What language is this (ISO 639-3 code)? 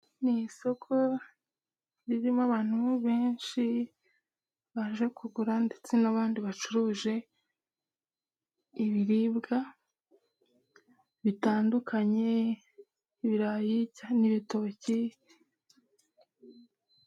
kin